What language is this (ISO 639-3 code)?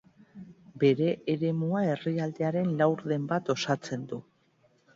eus